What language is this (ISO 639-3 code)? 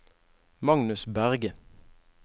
nor